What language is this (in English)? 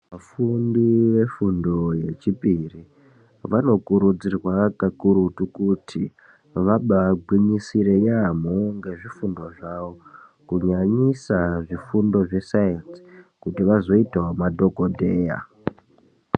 Ndau